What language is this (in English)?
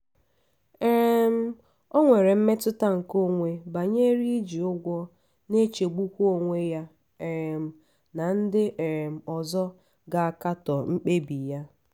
Igbo